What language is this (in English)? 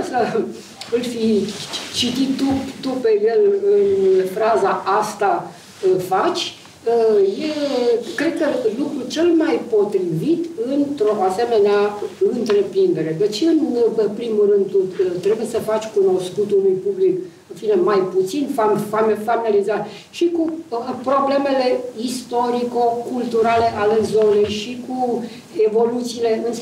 Romanian